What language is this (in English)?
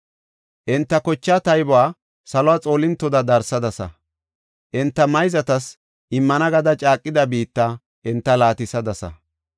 Gofa